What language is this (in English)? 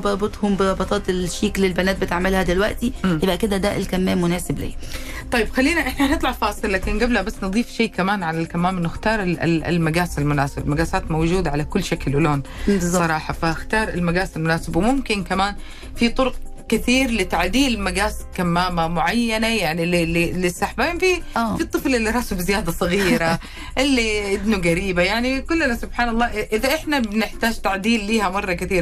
Arabic